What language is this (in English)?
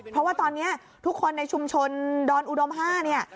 Thai